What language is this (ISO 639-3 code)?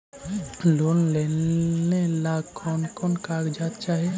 mag